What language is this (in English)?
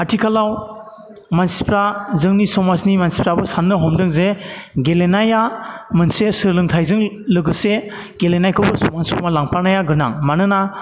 Bodo